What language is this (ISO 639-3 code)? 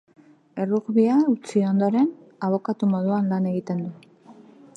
eus